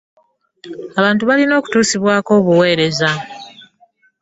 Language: Ganda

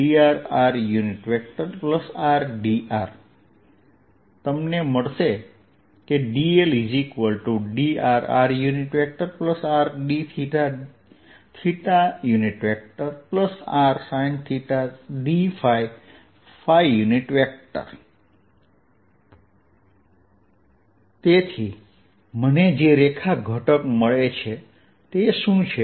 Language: Gujarati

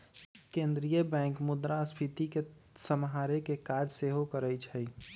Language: Magahi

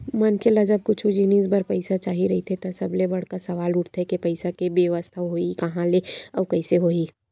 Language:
Chhattisgarhi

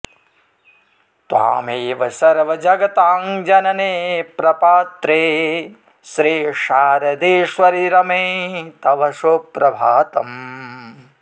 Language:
Sanskrit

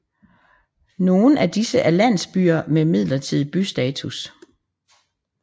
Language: Danish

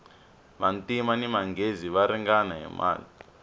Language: Tsonga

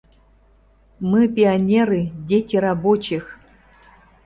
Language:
Mari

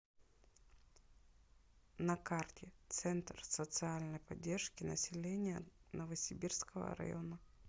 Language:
Russian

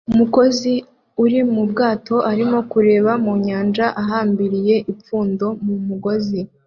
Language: Kinyarwanda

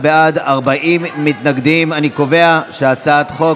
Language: Hebrew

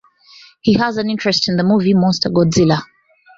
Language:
English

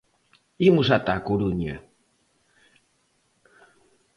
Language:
Galician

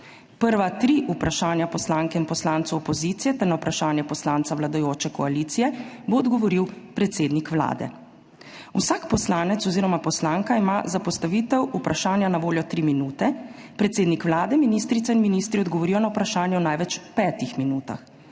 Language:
Slovenian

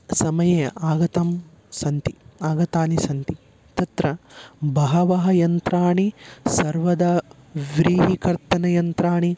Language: Sanskrit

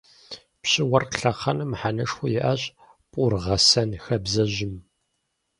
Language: Kabardian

